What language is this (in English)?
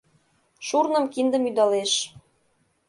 Mari